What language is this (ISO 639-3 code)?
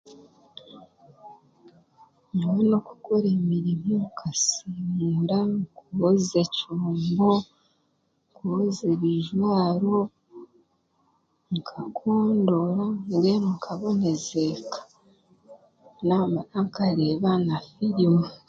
cgg